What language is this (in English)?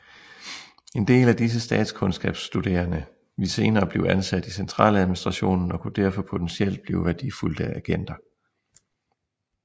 Danish